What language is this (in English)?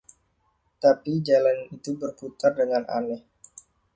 Indonesian